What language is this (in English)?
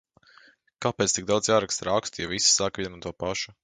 Latvian